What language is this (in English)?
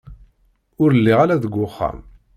Kabyle